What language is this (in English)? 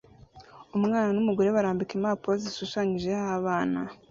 Kinyarwanda